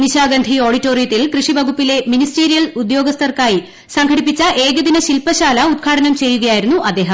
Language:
Malayalam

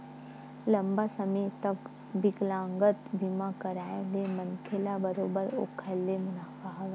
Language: Chhattisgarhi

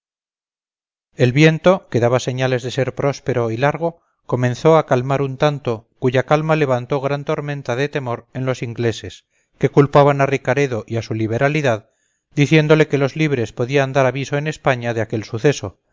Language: Spanish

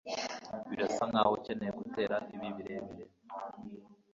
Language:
Kinyarwanda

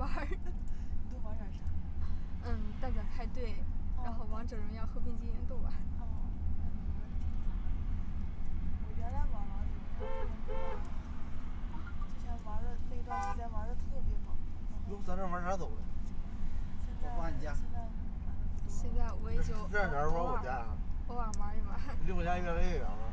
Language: Chinese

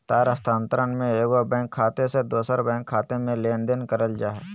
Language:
Magahi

